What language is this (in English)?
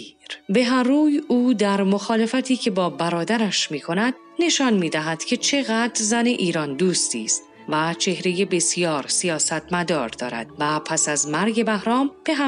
Persian